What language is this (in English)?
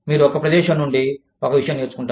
Telugu